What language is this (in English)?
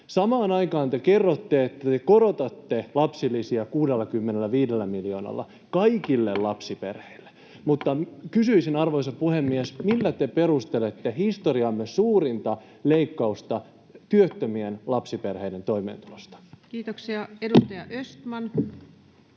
Finnish